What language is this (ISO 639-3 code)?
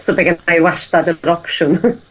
cym